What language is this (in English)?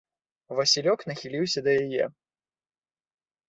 Belarusian